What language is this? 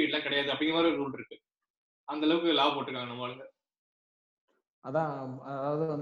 Tamil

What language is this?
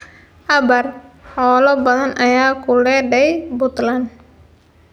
Somali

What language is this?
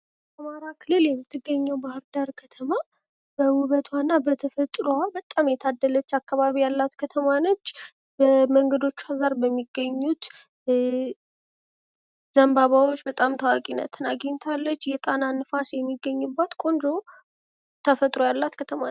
Amharic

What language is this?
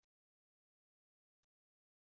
Kabyle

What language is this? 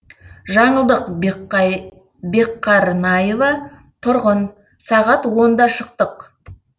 Kazakh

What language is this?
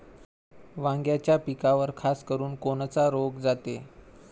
Marathi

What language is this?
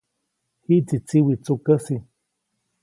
Copainalá Zoque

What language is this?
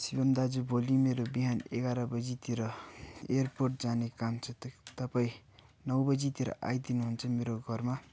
Nepali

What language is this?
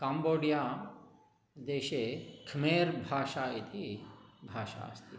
Sanskrit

